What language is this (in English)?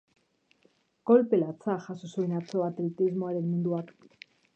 Basque